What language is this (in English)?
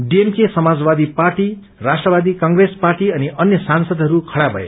Nepali